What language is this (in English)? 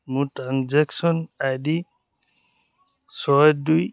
Assamese